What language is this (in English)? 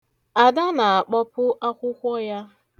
Igbo